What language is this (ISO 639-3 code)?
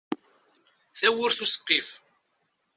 kab